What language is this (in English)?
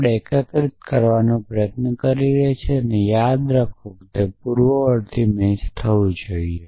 Gujarati